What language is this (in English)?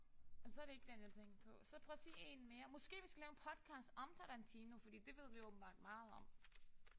Danish